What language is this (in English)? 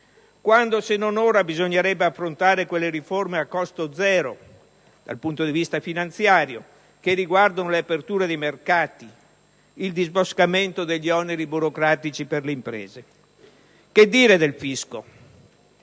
Italian